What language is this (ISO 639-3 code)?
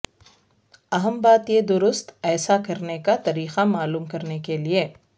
urd